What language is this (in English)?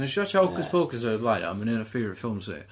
Welsh